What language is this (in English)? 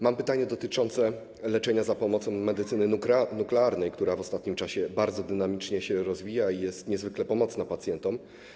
Polish